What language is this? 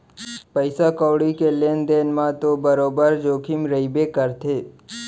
Chhattisgarhi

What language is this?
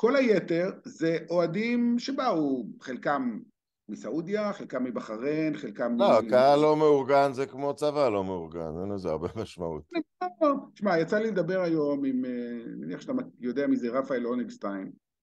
Hebrew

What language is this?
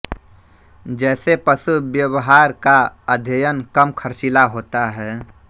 Hindi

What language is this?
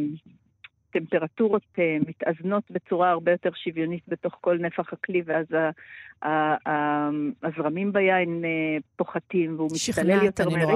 Hebrew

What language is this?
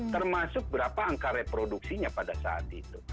Indonesian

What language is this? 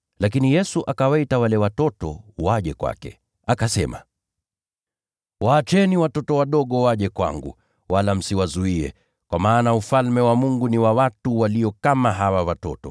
Swahili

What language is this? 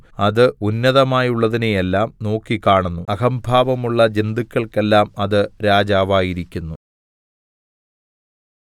Malayalam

